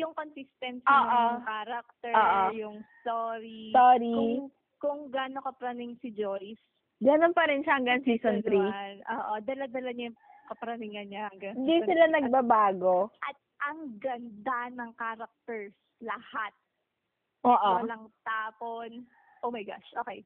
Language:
Filipino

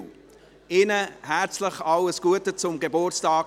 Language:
Swiss German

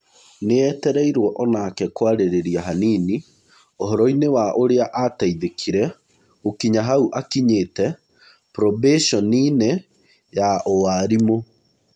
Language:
Kikuyu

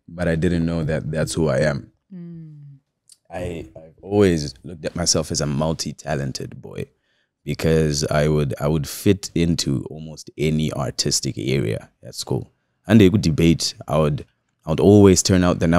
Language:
English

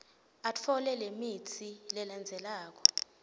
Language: Swati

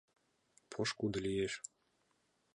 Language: Mari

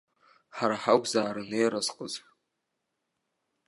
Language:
Abkhazian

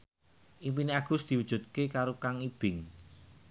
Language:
Javanese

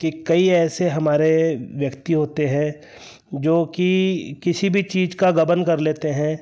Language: Hindi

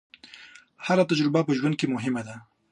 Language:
Pashto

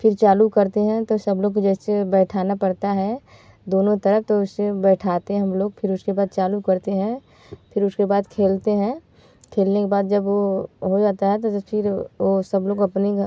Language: Hindi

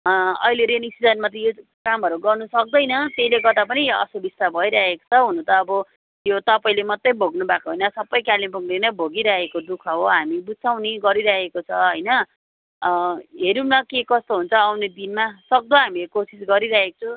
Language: Nepali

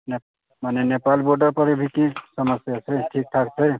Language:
Maithili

